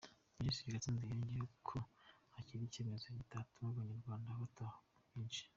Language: Kinyarwanda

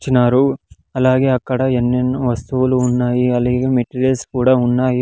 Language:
Telugu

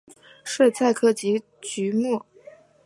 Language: Chinese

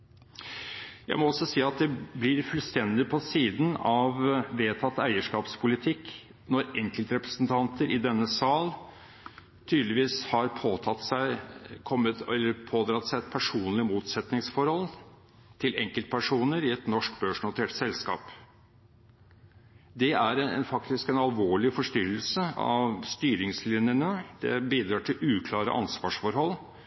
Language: Norwegian Bokmål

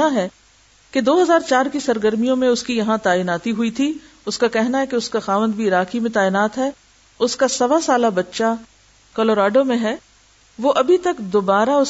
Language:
Urdu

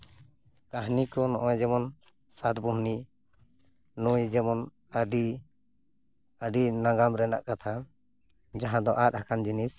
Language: Santali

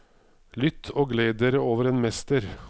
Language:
Norwegian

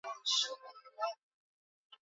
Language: Swahili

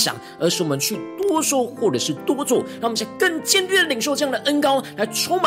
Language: Chinese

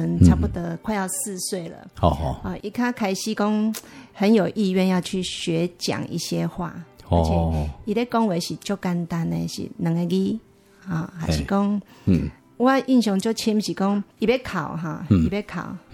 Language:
Chinese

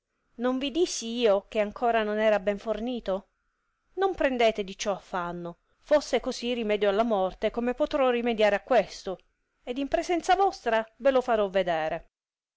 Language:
Italian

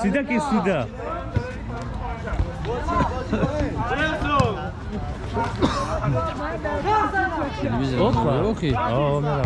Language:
Turkish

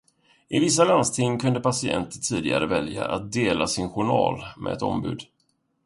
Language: Swedish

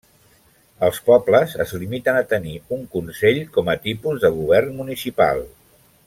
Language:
Catalan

